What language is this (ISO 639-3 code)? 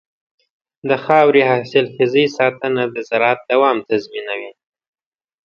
pus